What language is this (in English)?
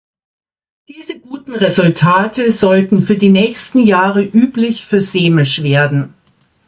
German